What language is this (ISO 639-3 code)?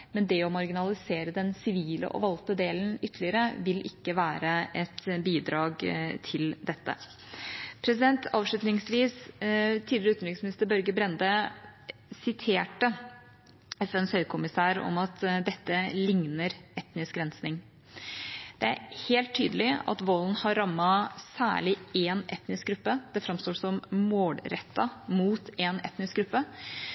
nob